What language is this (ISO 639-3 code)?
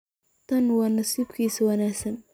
som